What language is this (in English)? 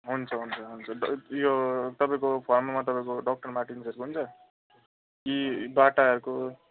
Nepali